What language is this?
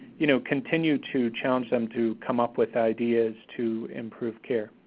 English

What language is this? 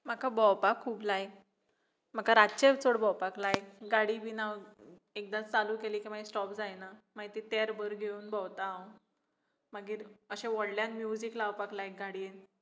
Konkani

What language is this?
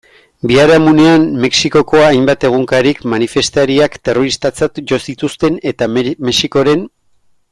Basque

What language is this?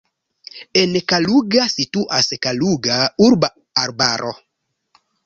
Esperanto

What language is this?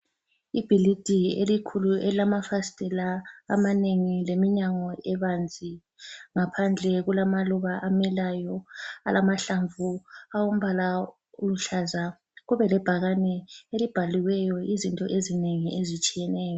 North Ndebele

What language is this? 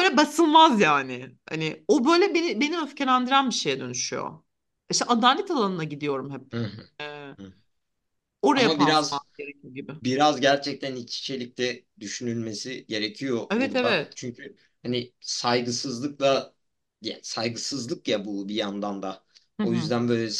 Turkish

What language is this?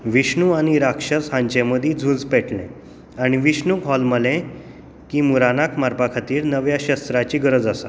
Konkani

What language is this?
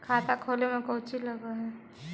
Magahi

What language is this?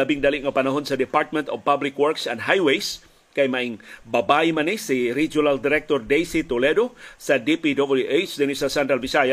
Filipino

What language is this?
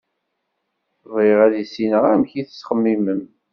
Kabyle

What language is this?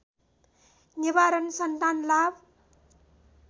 Nepali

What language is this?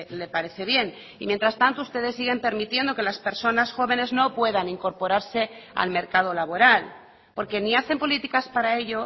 Spanish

